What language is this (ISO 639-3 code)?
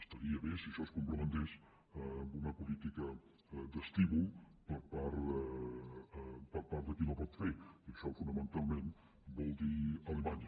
cat